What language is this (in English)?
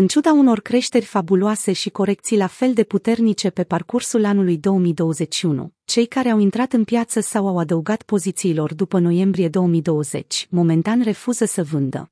Romanian